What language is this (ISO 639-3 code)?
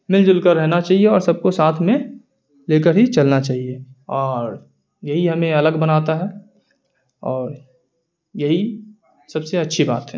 urd